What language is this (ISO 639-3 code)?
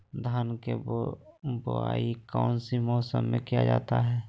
mag